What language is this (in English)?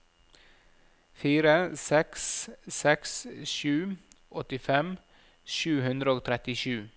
Norwegian